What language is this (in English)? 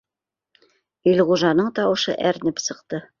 Bashkir